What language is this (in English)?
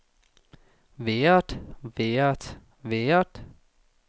Danish